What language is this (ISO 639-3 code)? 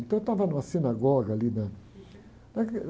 por